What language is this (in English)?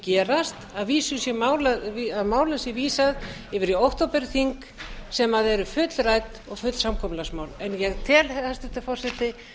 Icelandic